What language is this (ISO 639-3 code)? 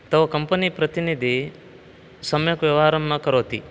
san